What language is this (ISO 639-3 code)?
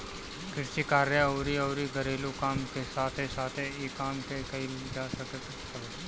bho